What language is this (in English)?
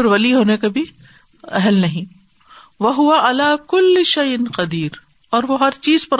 Urdu